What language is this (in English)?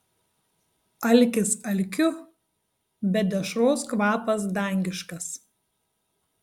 Lithuanian